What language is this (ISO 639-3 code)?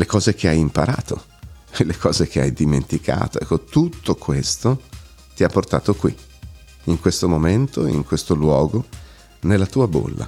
ita